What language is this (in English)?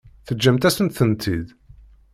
Kabyle